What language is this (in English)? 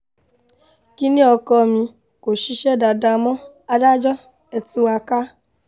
Yoruba